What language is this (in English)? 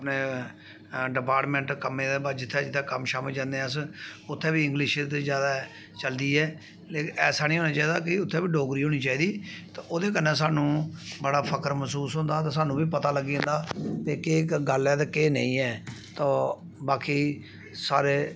Dogri